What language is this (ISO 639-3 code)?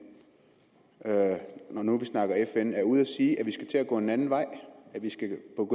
dan